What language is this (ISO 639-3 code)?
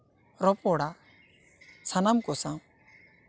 sat